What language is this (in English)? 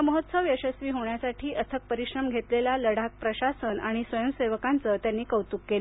Marathi